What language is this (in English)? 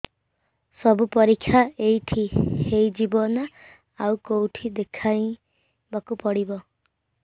Odia